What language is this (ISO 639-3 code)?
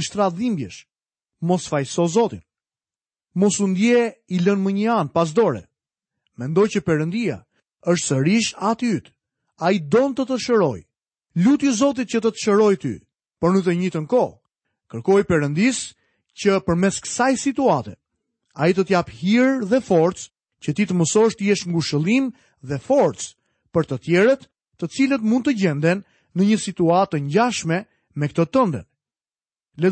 hrv